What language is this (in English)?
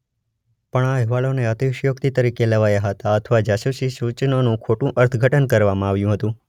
Gujarati